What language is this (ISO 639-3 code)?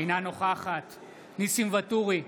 heb